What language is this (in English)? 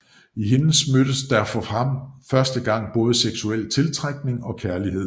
Danish